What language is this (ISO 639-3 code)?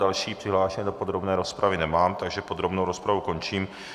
ces